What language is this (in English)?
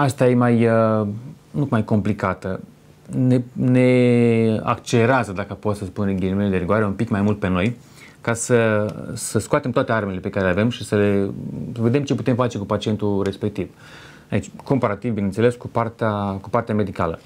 Romanian